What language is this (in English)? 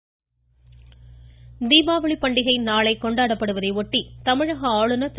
Tamil